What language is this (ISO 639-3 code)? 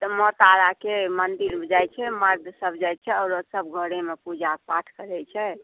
mai